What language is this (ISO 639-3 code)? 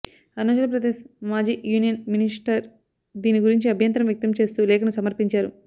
tel